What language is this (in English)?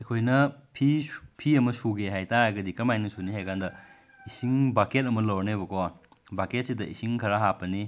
Manipuri